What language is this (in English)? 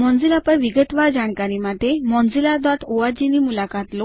Gujarati